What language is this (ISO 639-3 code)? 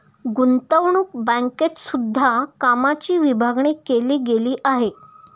mar